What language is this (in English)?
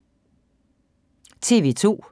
Danish